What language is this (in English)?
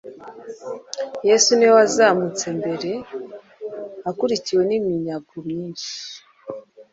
Kinyarwanda